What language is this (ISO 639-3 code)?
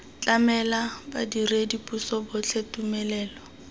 tsn